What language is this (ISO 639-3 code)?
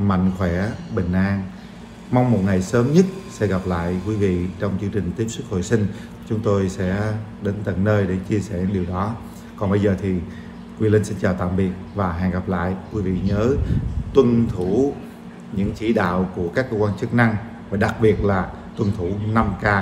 vie